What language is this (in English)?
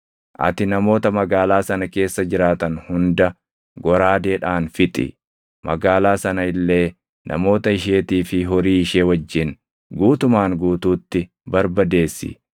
Oromo